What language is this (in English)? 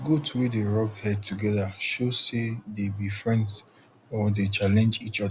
Nigerian Pidgin